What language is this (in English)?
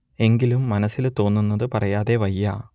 Malayalam